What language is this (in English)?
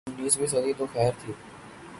Urdu